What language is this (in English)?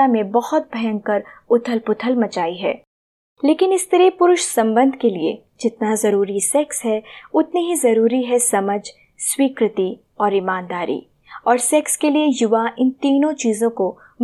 Hindi